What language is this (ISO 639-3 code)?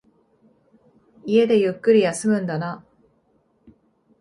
jpn